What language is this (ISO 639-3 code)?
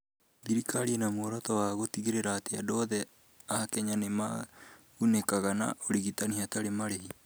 kik